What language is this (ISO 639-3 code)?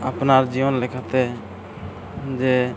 sat